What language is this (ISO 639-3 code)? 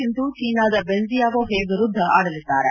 kan